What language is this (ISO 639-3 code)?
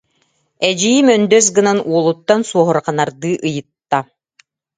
sah